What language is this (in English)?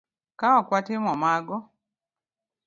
Luo (Kenya and Tanzania)